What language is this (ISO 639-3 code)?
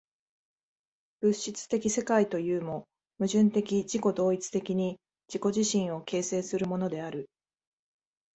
jpn